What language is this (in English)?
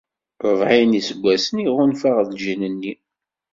Kabyle